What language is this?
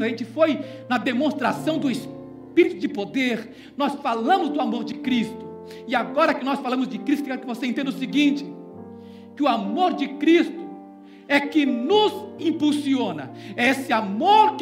Portuguese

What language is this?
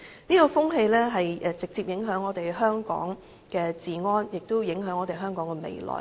Cantonese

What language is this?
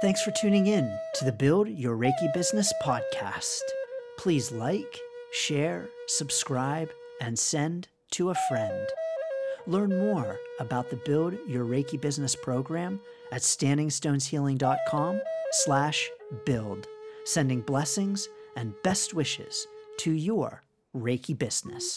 English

